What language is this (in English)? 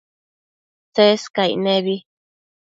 Matsés